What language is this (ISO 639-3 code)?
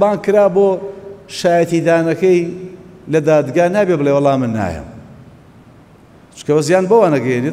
ara